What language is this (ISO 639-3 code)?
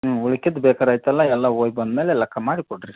kan